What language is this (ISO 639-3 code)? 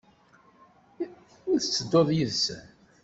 kab